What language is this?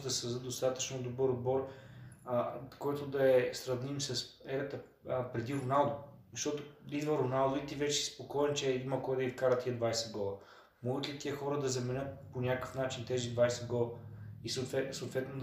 Bulgarian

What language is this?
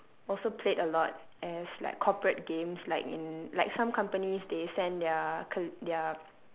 English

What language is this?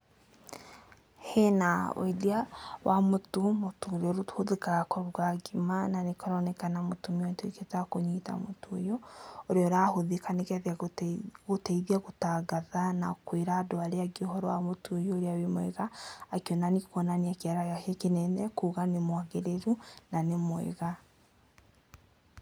Kikuyu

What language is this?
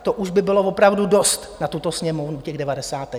Czech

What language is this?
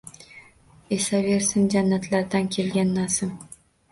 Uzbek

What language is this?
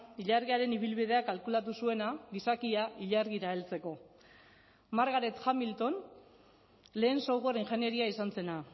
Basque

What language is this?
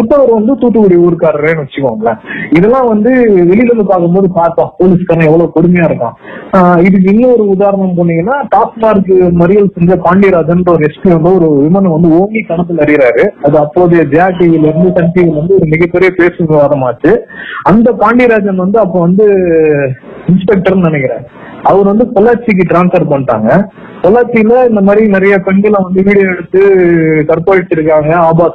Tamil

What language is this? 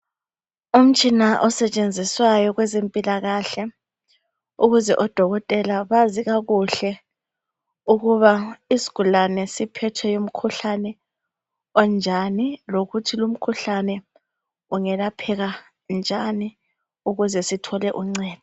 North Ndebele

